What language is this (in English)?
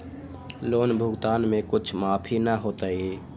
Magahi